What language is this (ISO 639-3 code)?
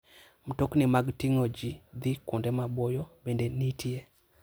luo